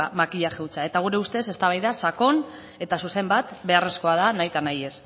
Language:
Basque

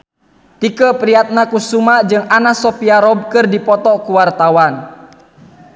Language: Sundanese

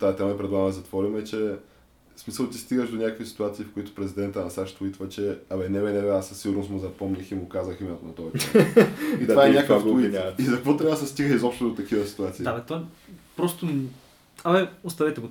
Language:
Bulgarian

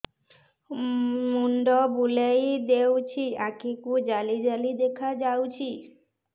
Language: Odia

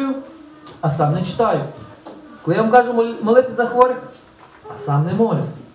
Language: Ukrainian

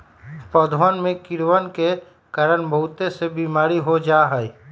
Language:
Magahi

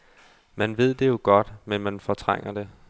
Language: Danish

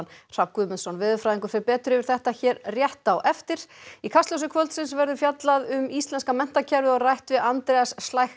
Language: Icelandic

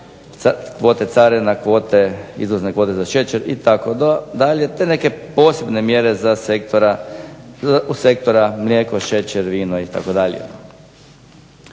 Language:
Croatian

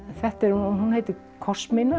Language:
Icelandic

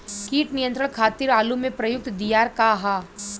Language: Bhojpuri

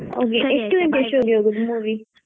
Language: Kannada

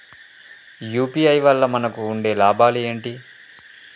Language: Telugu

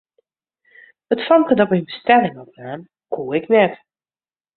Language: Western Frisian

